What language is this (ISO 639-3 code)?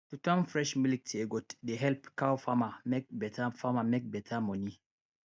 pcm